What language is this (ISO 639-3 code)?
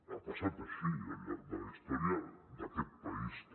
cat